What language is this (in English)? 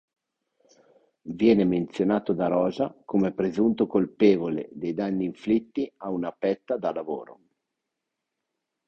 Italian